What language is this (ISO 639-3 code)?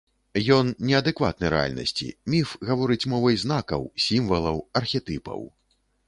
bel